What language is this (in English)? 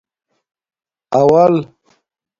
Domaaki